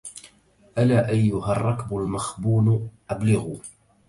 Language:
Arabic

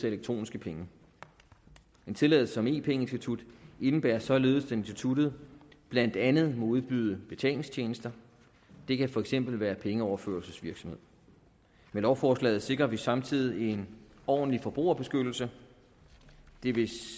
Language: Danish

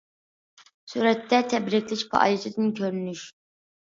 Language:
Uyghur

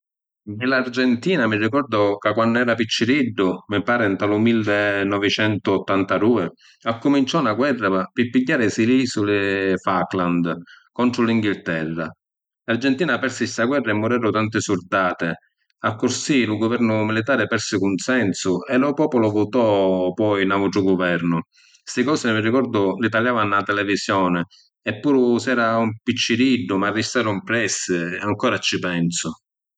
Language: Sicilian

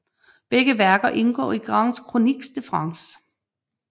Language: Danish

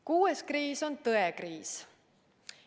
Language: Estonian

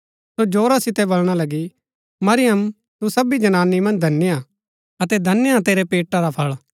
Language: Gaddi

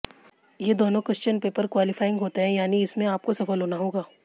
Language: Hindi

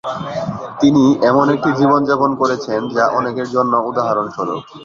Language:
Bangla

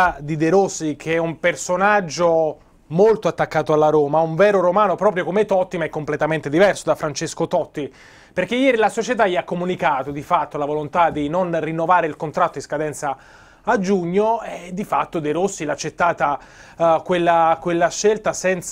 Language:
Italian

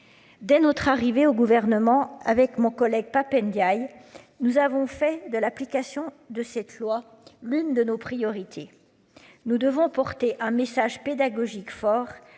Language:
French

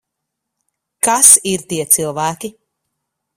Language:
Latvian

